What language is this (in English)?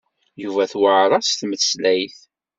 Kabyle